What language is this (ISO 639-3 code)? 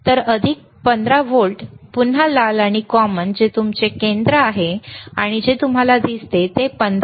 mar